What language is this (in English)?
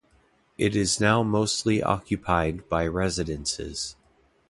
English